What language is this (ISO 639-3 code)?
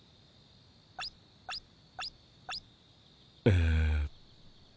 jpn